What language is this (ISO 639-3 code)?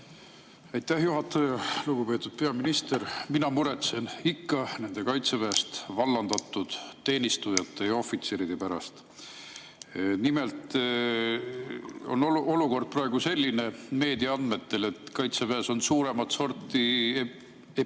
est